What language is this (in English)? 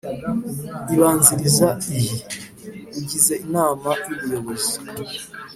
Kinyarwanda